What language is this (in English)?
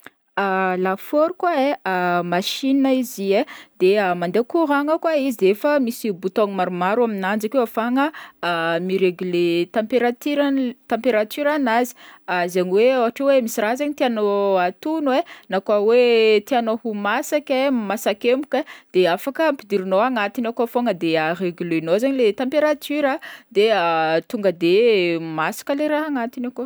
Northern Betsimisaraka Malagasy